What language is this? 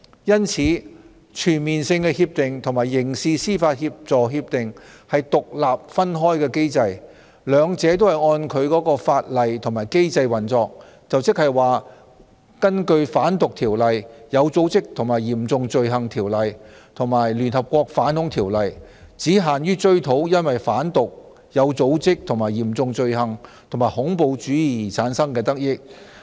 Cantonese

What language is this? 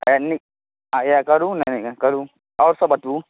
Maithili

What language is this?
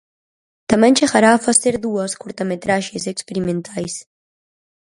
Galician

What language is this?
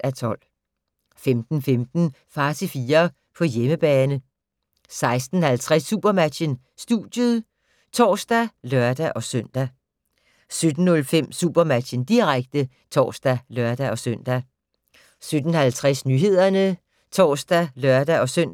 Danish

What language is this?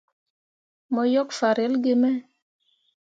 Mundang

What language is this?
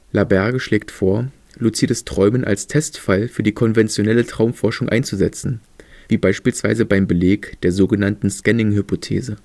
German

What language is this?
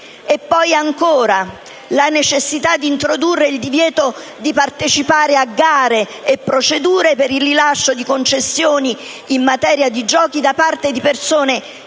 Italian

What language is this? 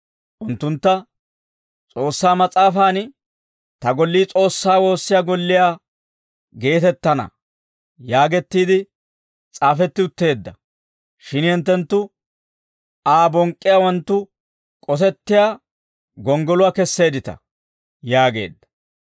Dawro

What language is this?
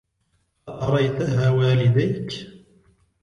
Arabic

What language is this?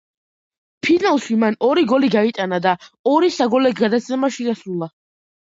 Georgian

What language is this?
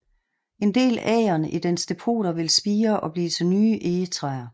Danish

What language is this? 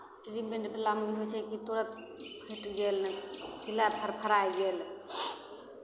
Maithili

